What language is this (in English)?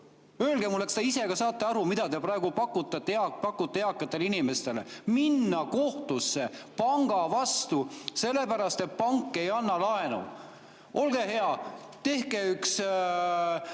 Estonian